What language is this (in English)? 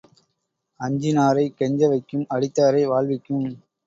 Tamil